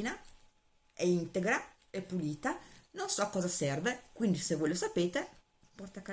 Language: Italian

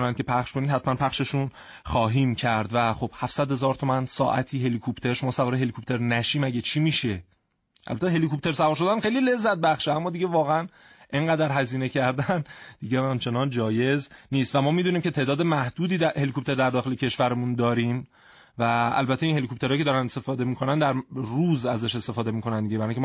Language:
Persian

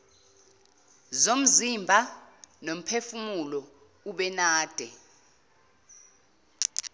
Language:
Zulu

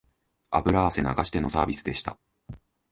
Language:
Japanese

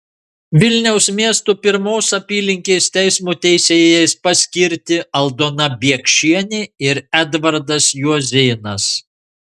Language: Lithuanian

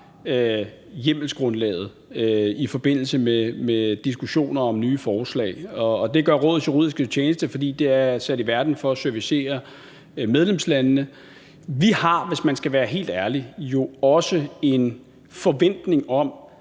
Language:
Danish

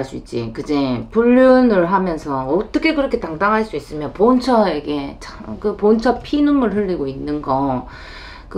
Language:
Korean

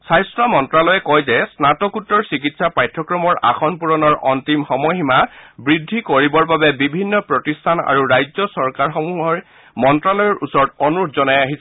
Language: Assamese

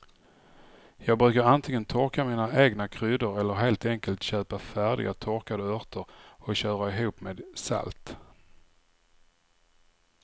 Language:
Swedish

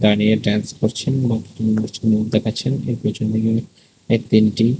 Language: Bangla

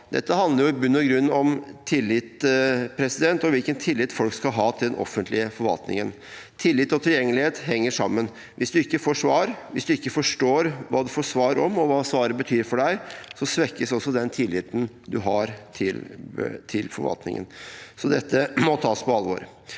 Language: Norwegian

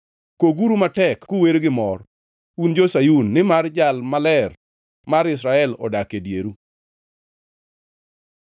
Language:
Luo (Kenya and Tanzania)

